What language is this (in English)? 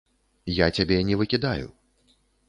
Belarusian